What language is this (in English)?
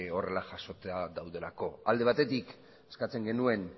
Basque